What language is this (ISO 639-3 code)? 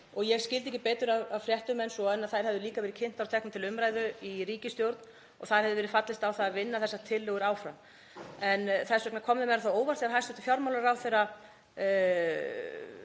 isl